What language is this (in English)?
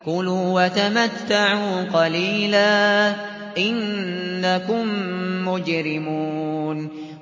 Arabic